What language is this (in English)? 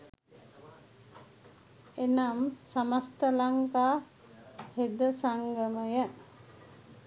Sinhala